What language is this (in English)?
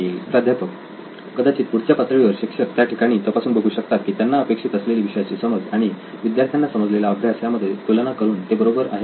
Marathi